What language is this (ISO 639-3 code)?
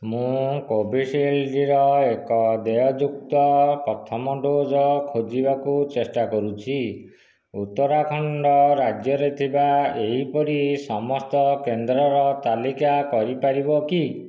ori